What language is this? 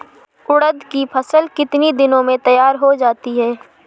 Hindi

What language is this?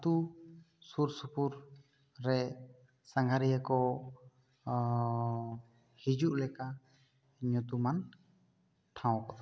Santali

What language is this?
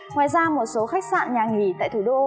Vietnamese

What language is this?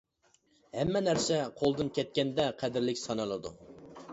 Uyghur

